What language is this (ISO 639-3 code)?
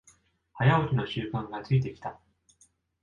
jpn